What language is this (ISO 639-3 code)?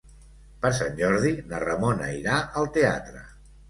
cat